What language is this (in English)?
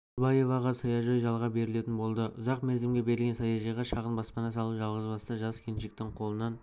Kazakh